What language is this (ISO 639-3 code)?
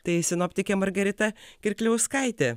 lit